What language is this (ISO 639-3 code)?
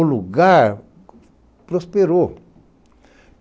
por